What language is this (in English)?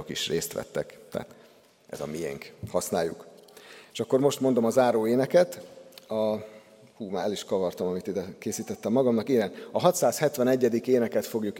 Hungarian